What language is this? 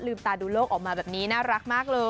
Thai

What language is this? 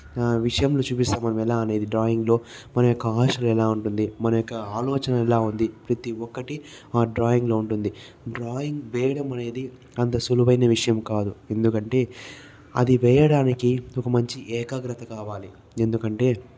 Telugu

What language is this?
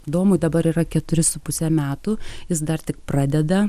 Lithuanian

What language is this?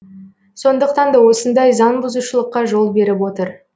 Kazakh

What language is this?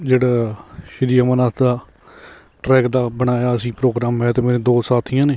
Punjabi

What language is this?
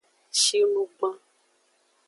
Aja (Benin)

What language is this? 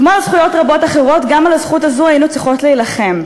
Hebrew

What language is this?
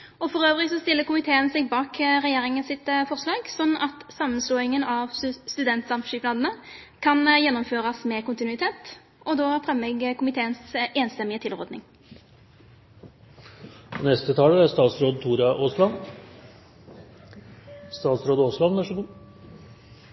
Norwegian Bokmål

